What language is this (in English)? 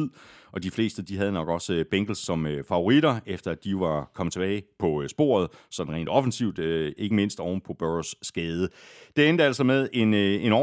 Danish